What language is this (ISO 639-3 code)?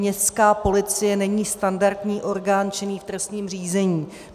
ces